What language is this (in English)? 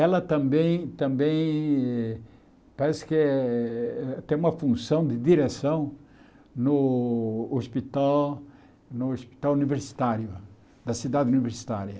Portuguese